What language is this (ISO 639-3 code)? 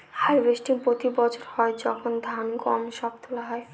ben